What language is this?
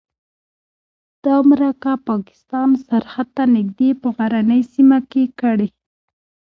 Pashto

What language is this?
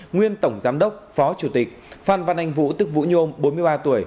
Vietnamese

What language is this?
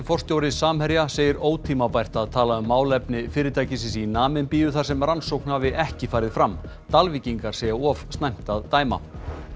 Icelandic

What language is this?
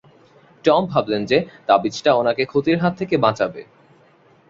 Bangla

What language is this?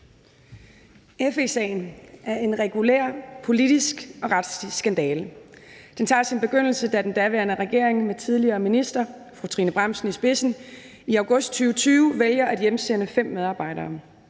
Danish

